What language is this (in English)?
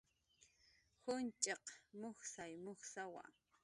Jaqaru